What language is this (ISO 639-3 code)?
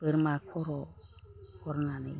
brx